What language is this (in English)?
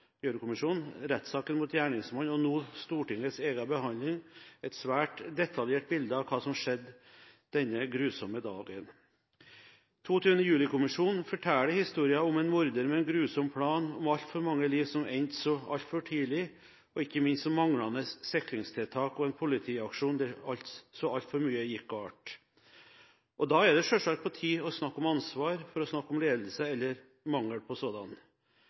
Norwegian Bokmål